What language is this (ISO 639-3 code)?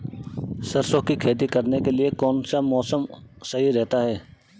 hin